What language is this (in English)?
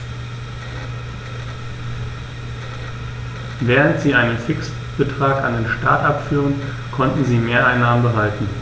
German